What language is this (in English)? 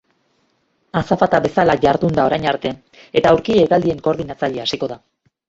Basque